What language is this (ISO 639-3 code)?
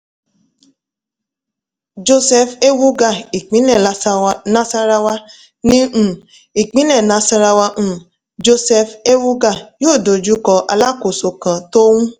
yor